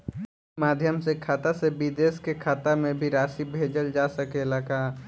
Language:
Bhojpuri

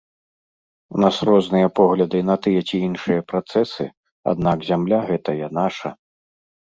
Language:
Belarusian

